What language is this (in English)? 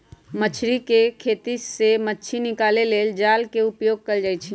Magahi